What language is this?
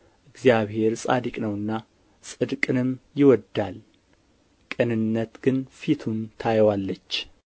Amharic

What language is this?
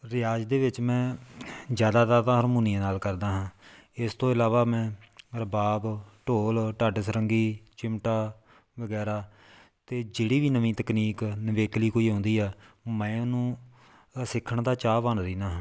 Punjabi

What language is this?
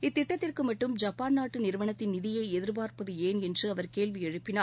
Tamil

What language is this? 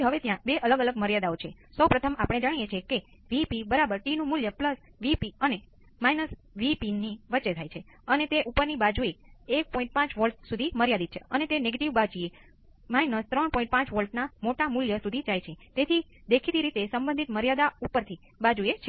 Gujarati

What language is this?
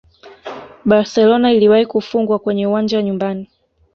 Swahili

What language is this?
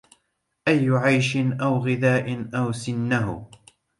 Arabic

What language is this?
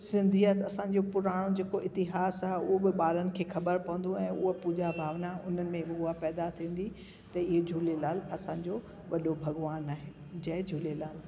Sindhi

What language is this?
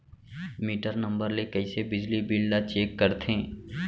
Chhattisgarhi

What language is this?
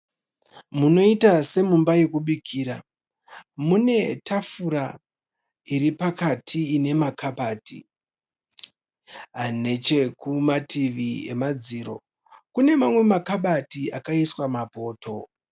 Shona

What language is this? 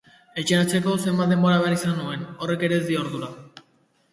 Basque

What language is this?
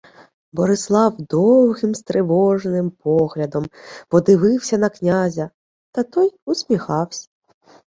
Ukrainian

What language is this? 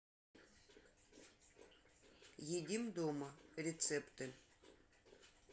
Russian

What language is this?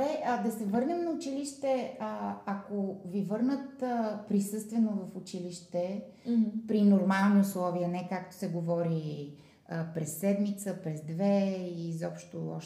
Bulgarian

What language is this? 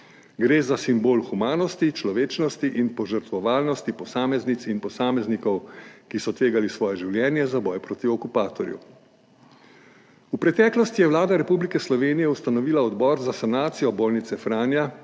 Slovenian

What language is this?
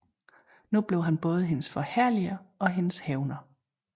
Danish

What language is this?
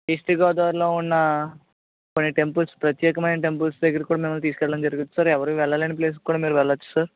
Telugu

